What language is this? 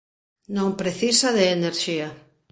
Galician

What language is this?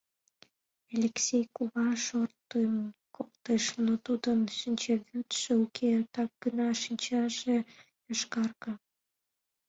Mari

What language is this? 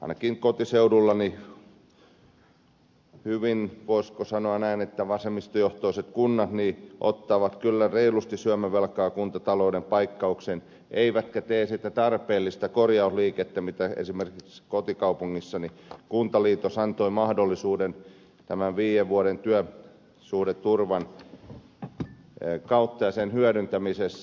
Finnish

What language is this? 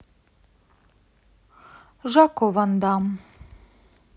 Russian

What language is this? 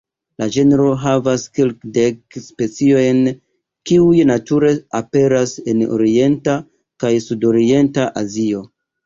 Esperanto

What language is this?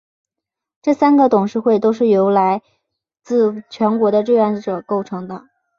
Chinese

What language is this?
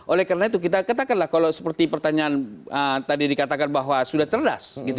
Indonesian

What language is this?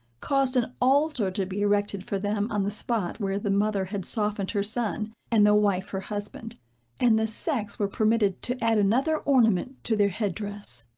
English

